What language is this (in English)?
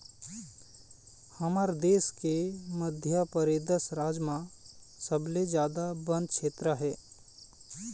Chhattisgarhi